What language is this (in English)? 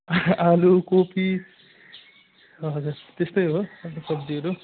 Nepali